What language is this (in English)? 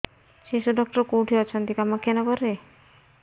Odia